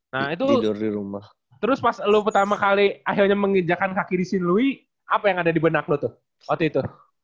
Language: Indonesian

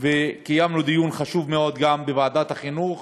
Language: Hebrew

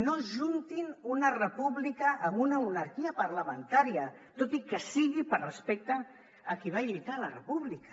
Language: Catalan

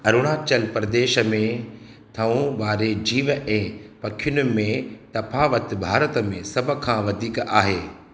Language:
Sindhi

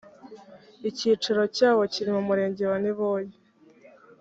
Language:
Kinyarwanda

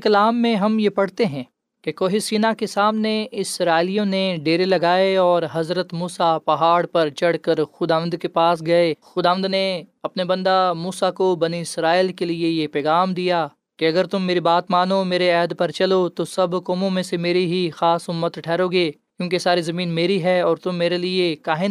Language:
Urdu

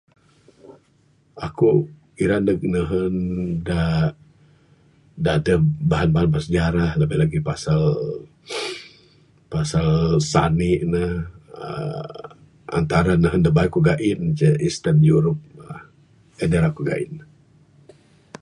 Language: Bukar-Sadung Bidayuh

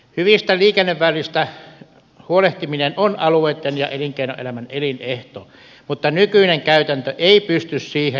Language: Finnish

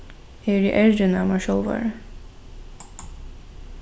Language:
Faroese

